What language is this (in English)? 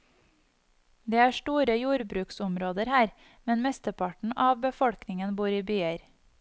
Norwegian